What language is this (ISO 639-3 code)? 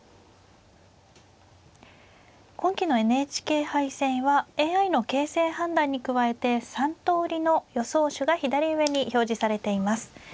jpn